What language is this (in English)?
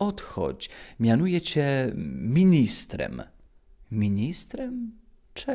Polish